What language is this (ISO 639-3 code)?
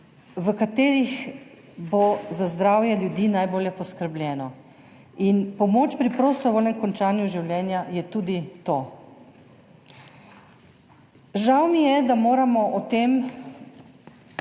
slv